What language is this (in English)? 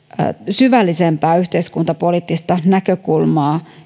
Finnish